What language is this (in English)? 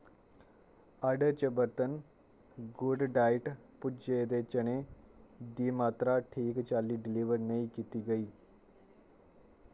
Dogri